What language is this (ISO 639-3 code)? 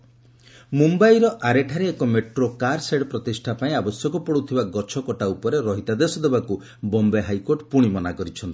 ori